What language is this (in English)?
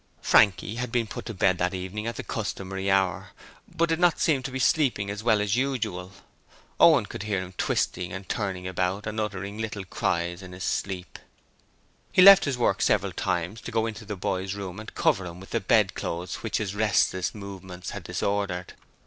English